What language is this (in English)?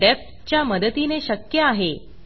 Marathi